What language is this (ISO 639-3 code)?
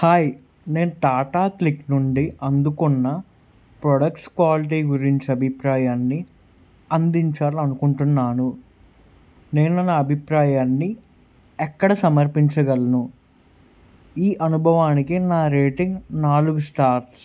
tel